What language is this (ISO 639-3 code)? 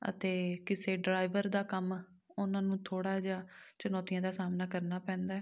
pan